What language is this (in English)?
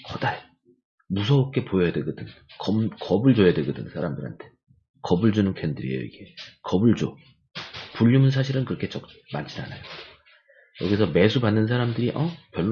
Korean